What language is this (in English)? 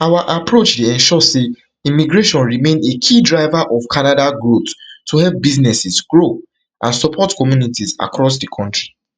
Nigerian Pidgin